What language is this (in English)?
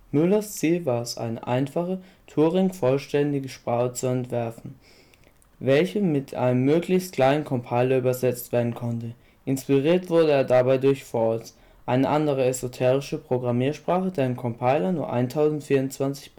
German